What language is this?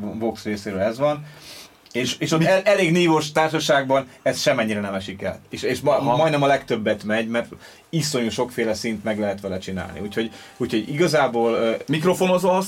Hungarian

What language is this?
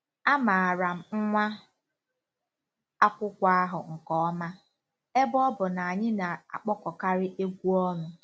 Igbo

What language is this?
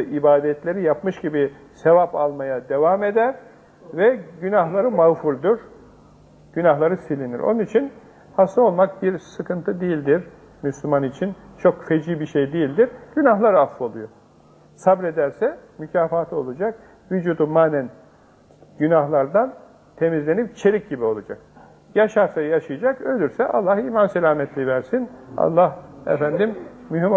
Turkish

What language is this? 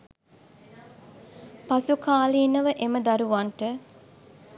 Sinhala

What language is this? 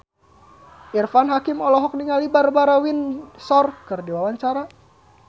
Sundanese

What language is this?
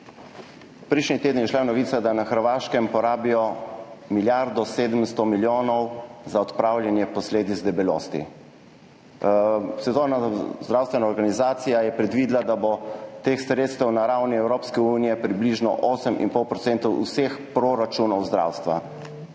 Slovenian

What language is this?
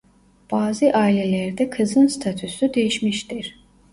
Turkish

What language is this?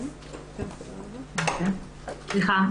Hebrew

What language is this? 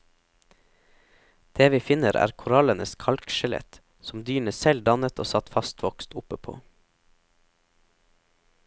Norwegian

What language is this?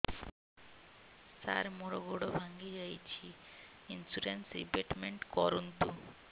Odia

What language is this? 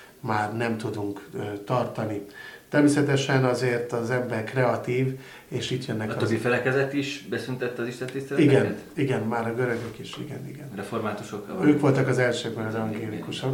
Hungarian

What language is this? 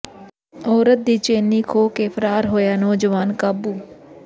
Punjabi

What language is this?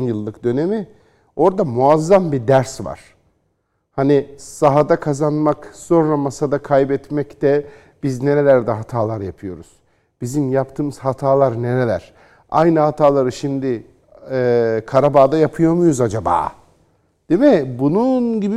Turkish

